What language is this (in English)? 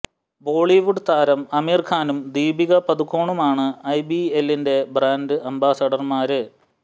Malayalam